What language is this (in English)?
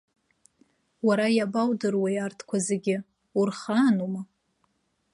Abkhazian